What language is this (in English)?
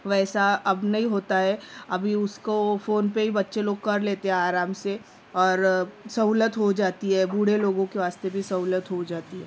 Urdu